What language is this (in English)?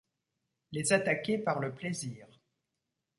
French